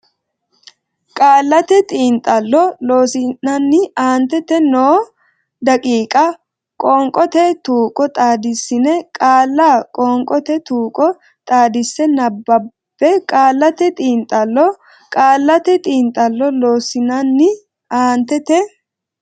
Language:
Sidamo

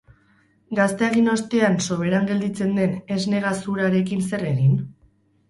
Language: Basque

